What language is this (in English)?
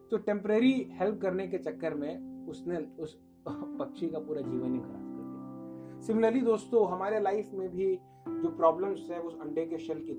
Hindi